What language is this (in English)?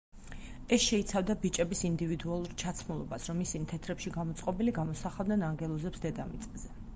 Georgian